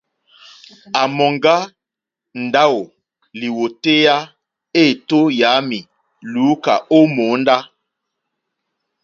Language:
Mokpwe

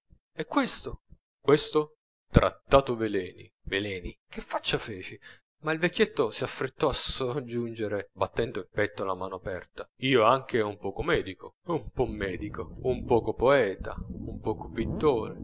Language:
Italian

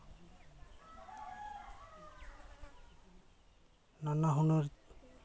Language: Santali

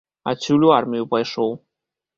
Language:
Belarusian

